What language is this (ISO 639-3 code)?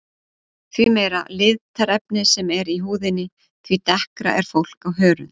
isl